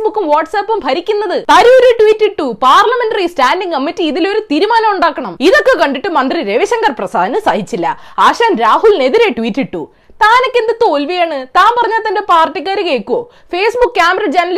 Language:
Malayalam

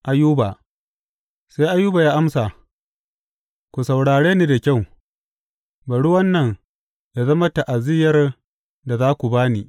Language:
Hausa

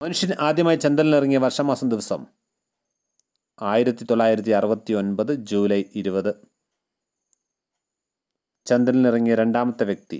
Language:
Malayalam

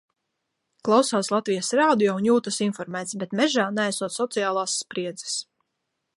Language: Latvian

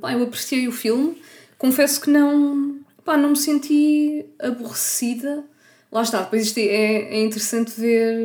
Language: Portuguese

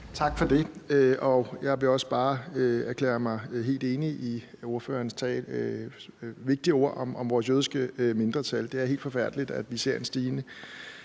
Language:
Danish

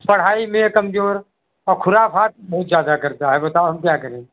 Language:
Hindi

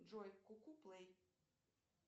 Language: Russian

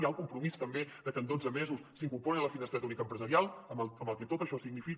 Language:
Catalan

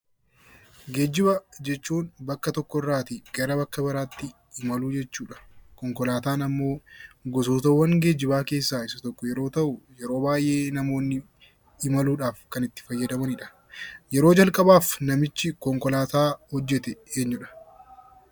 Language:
Oromo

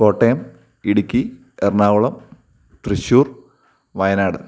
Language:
Malayalam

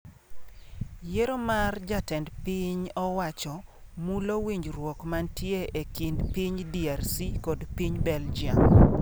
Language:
Luo (Kenya and Tanzania)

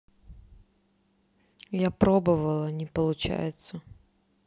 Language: Russian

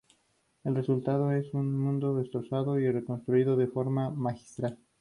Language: Spanish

